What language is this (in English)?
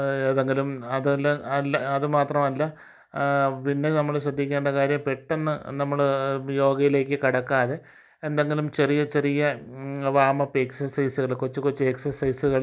Malayalam